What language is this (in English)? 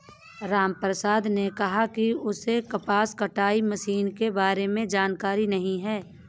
Hindi